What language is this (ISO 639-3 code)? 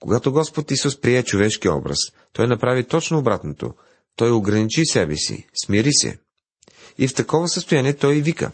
bul